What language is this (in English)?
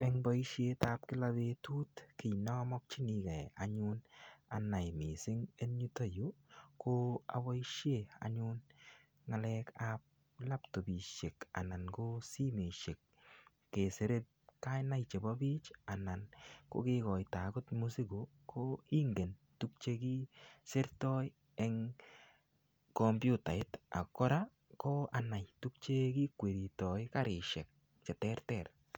Kalenjin